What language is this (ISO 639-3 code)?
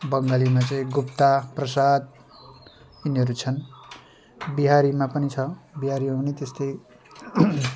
nep